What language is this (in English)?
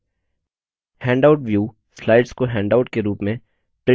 Hindi